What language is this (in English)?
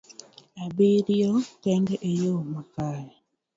Luo (Kenya and Tanzania)